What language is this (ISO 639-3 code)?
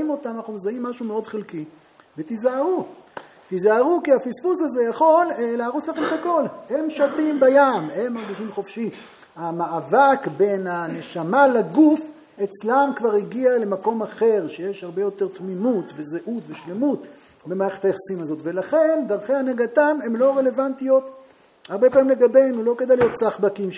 heb